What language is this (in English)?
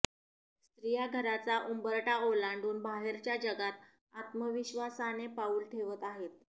Marathi